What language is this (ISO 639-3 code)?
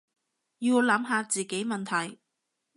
yue